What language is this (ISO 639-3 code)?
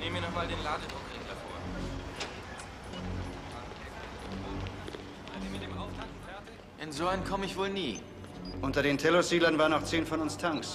deu